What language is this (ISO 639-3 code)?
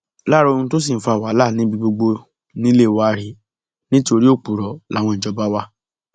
yor